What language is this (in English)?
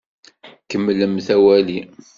Kabyle